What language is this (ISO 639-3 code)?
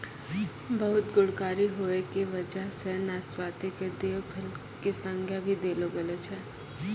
mai